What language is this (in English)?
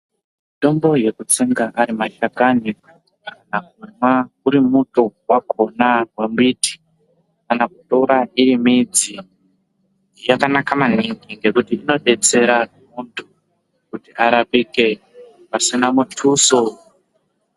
Ndau